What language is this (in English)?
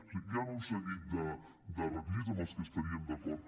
Catalan